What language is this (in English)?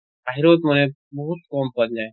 Assamese